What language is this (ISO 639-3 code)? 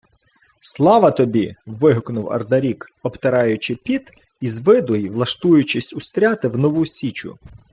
ukr